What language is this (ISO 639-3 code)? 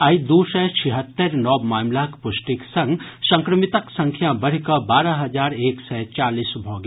mai